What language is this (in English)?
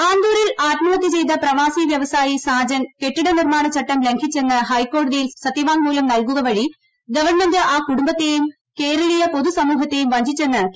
Malayalam